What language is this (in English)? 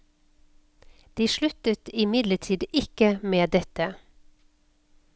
Norwegian